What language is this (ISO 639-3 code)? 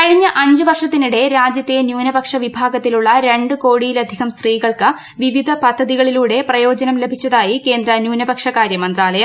mal